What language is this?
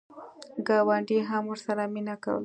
Pashto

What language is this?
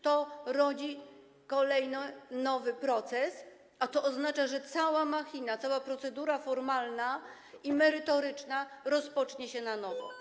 Polish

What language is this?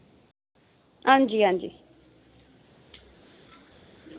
Dogri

